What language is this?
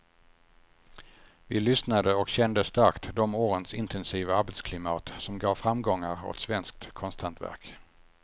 Swedish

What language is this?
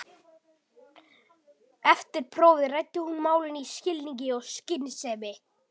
Icelandic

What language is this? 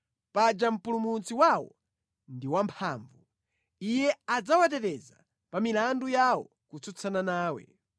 Nyanja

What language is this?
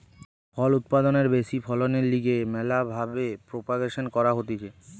Bangla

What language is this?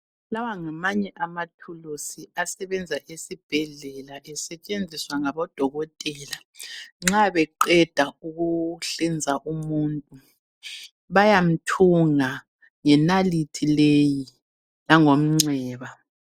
North Ndebele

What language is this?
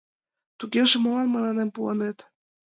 Mari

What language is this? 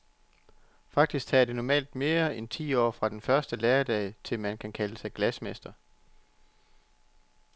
Danish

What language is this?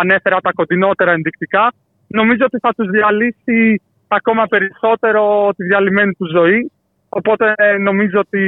Greek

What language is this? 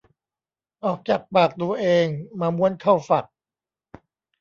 Thai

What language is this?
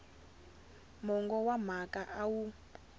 Tsonga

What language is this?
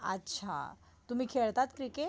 Marathi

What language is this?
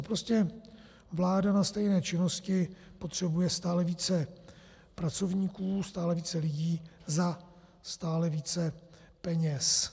Czech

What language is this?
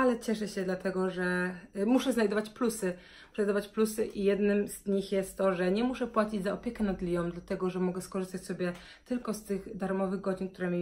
Polish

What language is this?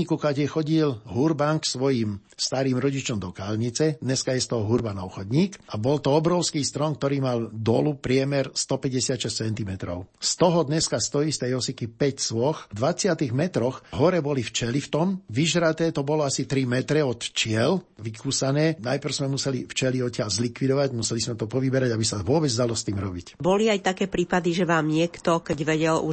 Slovak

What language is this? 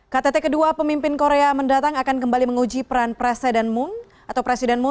Indonesian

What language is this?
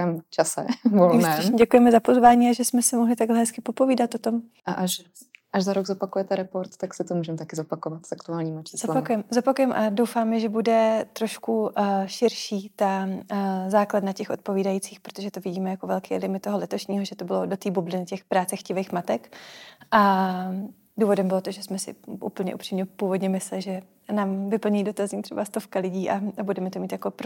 Czech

